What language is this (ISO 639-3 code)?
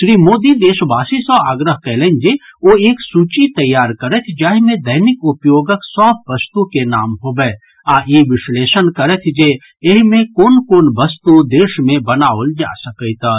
mai